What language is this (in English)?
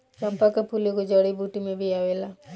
Bhojpuri